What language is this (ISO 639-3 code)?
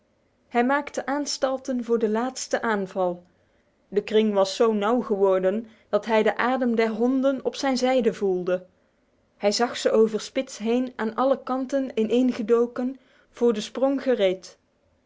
nld